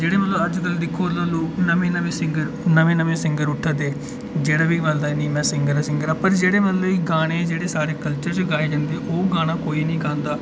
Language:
Dogri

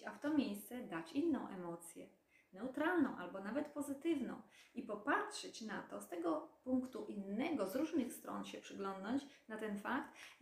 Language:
Polish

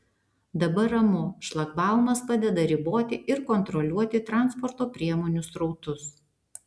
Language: Lithuanian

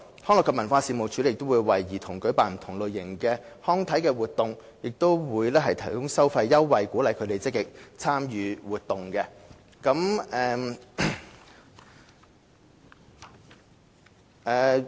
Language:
Cantonese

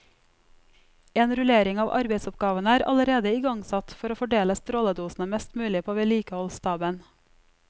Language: Norwegian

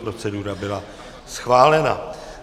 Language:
Czech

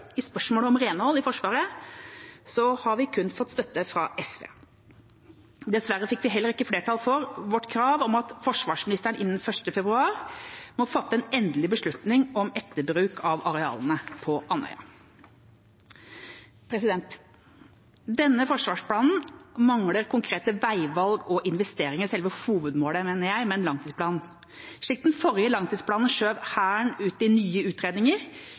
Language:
Norwegian Bokmål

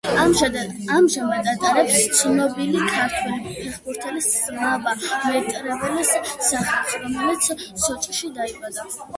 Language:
Georgian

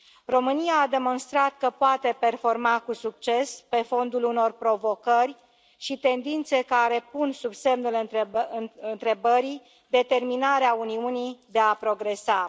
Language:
Romanian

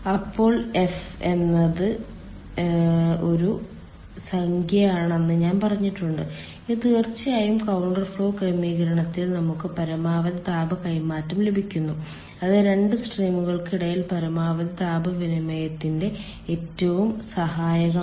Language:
Malayalam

